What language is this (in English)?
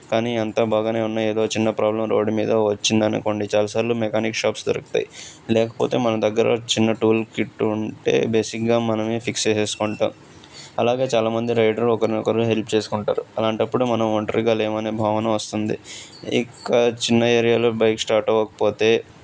Telugu